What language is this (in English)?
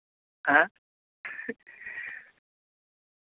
Santali